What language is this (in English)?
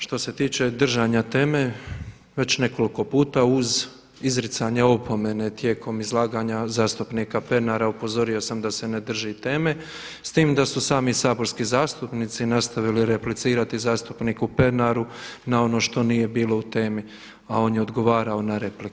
Croatian